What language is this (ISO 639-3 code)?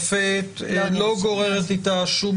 heb